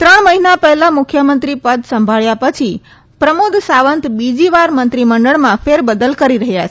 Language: Gujarati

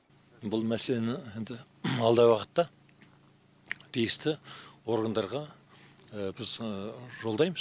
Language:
Kazakh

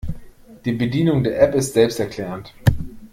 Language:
German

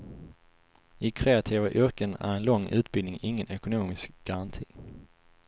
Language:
Swedish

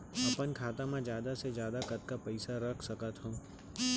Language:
Chhattisgarhi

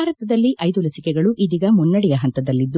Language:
Kannada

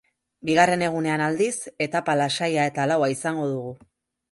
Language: Basque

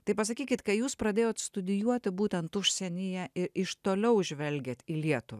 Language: Lithuanian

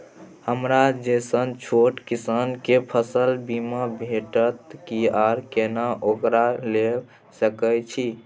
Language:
Maithili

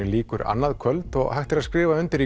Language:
Icelandic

